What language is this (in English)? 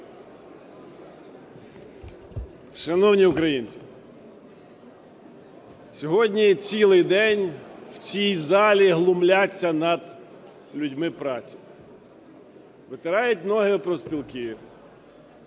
Ukrainian